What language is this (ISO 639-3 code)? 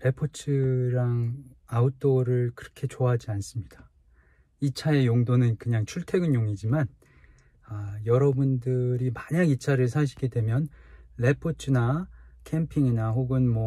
kor